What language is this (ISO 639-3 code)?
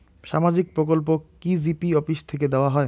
ben